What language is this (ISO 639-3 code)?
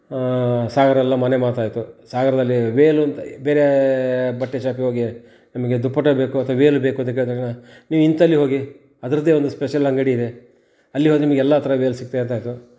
kan